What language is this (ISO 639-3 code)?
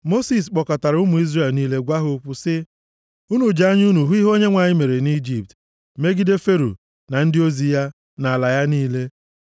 ibo